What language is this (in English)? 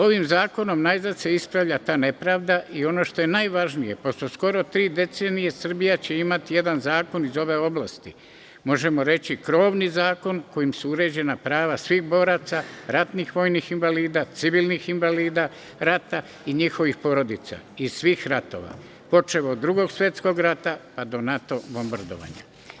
Serbian